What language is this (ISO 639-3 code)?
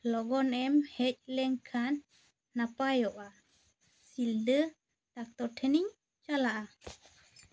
sat